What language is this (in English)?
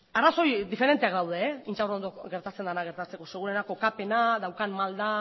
Basque